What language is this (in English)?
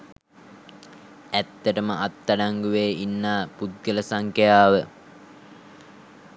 Sinhala